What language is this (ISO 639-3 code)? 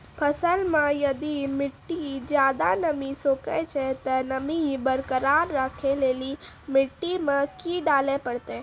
mai